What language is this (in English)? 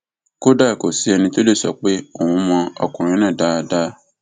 Yoruba